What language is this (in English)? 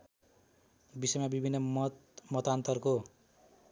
Nepali